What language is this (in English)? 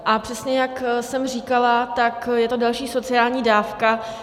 Czech